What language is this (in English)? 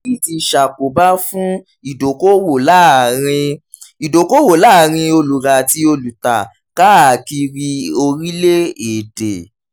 Yoruba